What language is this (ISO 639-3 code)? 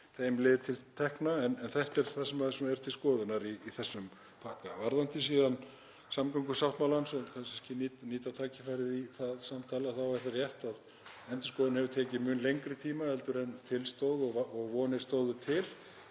isl